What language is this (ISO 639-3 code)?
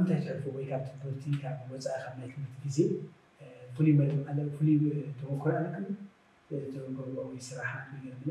ara